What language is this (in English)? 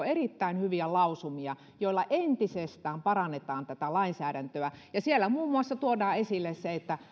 Finnish